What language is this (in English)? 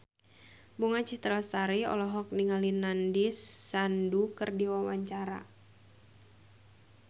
Sundanese